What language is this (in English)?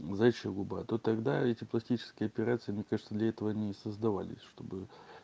Russian